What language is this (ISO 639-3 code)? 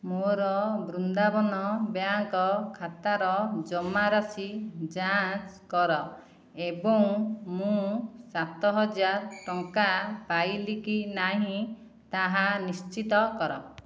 ori